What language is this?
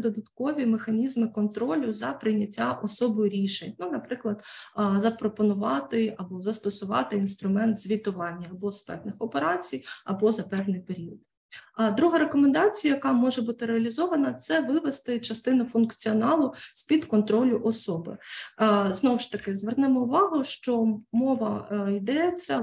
Ukrainian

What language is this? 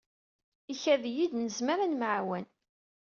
Kabyle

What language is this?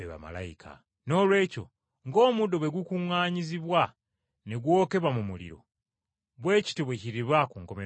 Ganda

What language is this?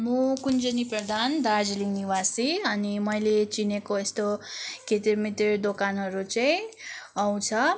Nepali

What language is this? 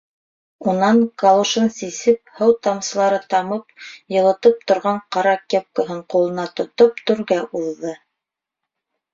Bashkir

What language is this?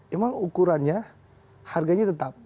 Indonesian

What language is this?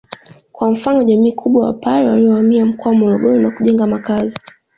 Swahili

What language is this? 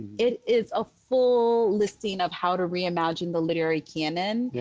English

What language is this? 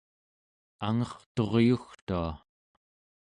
Central Yupik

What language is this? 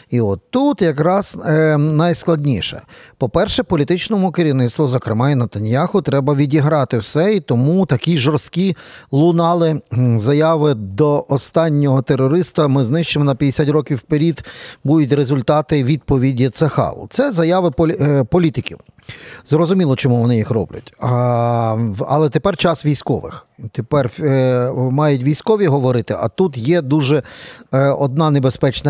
Ukrainian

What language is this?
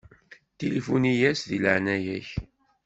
Kabyle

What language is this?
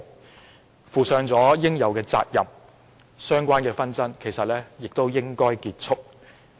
Cantonese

